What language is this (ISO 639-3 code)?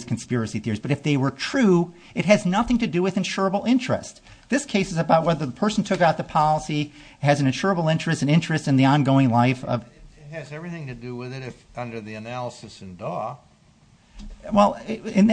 eng